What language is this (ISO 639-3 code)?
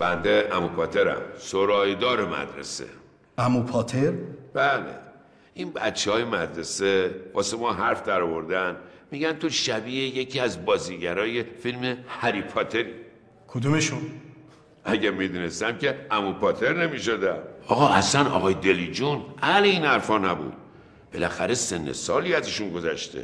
fas